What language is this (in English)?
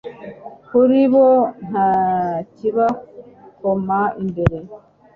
Kinyarwanda